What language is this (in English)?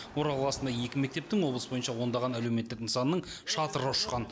Kazakh